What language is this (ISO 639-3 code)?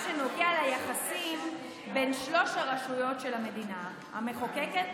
heb